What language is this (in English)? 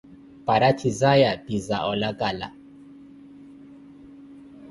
Koti